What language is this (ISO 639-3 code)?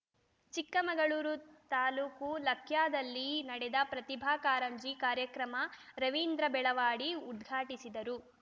kan